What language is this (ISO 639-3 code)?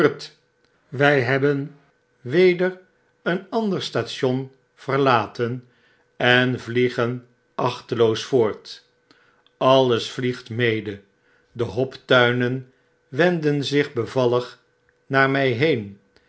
nld